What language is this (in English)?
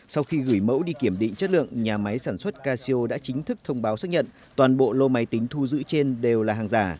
Vietnamese